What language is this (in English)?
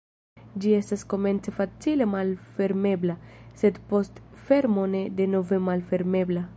Esperanto